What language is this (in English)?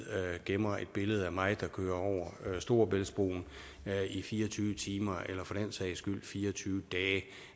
Danish